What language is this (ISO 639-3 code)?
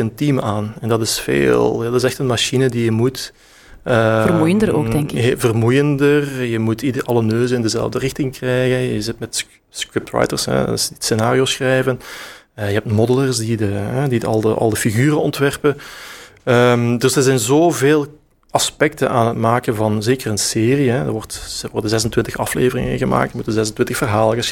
nld